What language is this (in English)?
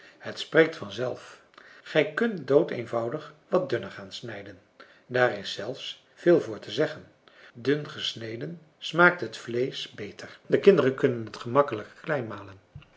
Dutch